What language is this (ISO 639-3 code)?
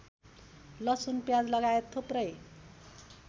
nep